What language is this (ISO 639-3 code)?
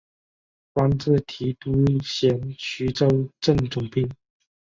zho